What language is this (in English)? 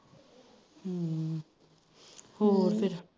Punjabi